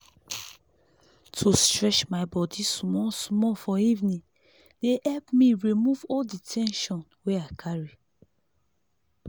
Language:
Nigerian Pidgin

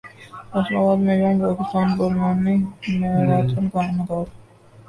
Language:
Urdu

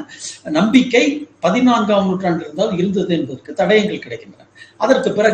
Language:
Tamil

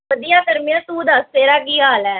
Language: Punjabi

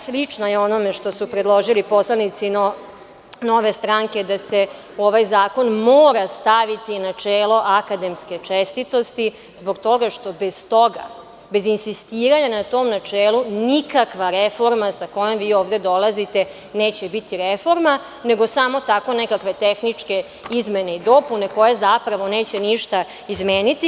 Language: Serbian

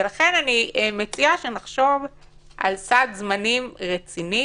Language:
Hebrew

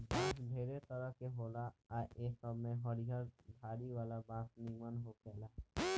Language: Bhojpuri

